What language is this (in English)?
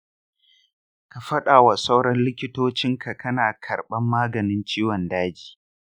Hausa